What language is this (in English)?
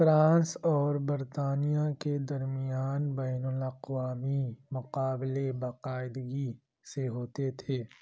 Urdu